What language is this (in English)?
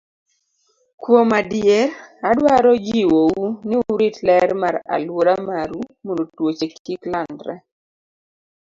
Luo (Kenya and Tanzania)